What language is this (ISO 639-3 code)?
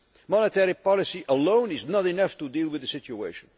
eng